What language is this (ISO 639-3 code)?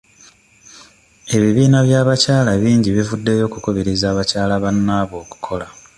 lug